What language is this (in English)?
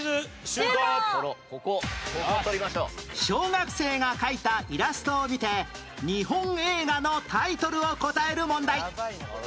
Japanese